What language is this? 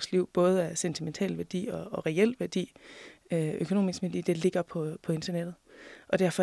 Danish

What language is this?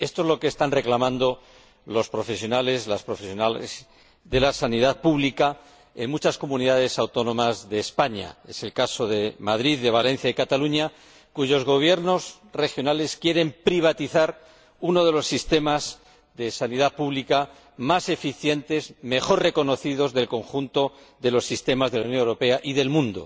Spanish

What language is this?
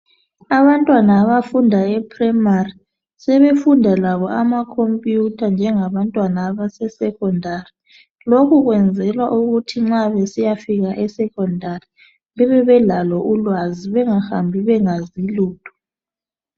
North Ndebele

